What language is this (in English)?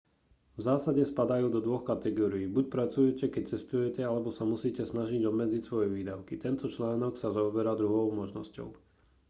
Slovak